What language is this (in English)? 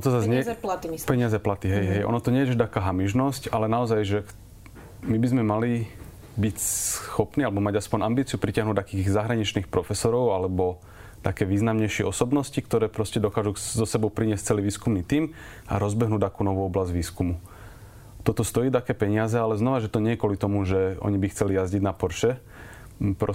Slovak